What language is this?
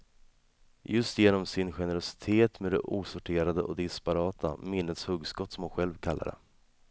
Swedish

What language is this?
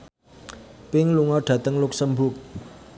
Javanese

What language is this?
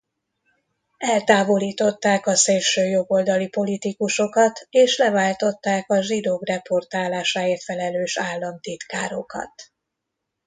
Hungarian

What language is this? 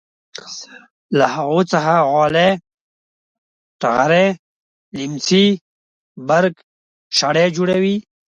Pashto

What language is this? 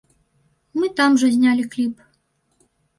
Belarusian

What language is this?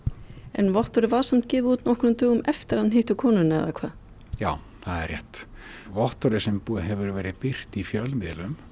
Icelandic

